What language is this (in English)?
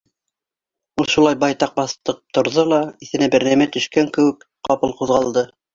Bashkir